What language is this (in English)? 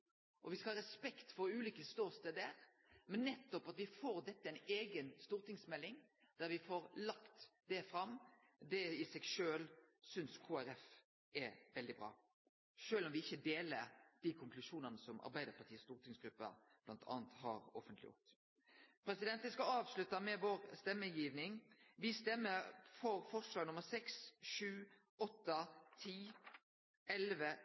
Norwegian Nynorsk